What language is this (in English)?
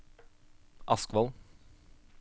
Norwegian